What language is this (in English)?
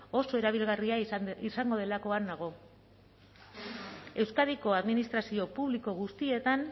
Basque